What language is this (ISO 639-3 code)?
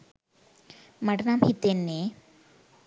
sin